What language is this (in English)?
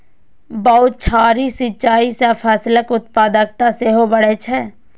Maithili